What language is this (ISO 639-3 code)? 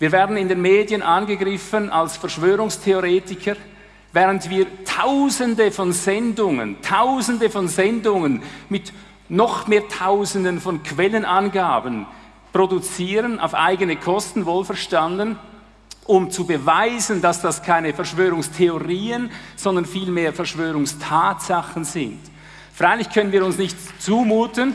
deu